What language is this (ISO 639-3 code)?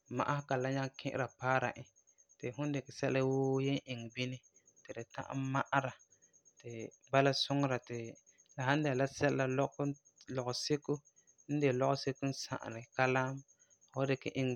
gur